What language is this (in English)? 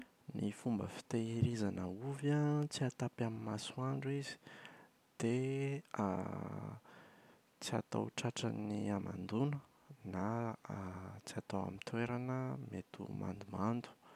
Malagasy